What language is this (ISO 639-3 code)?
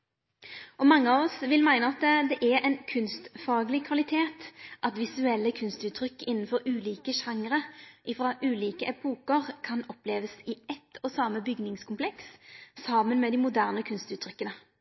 nno